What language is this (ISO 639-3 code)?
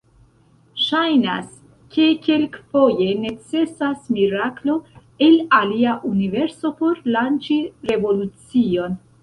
epo